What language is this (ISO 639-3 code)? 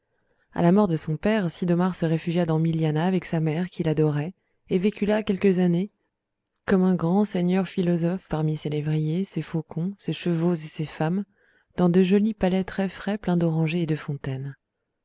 fra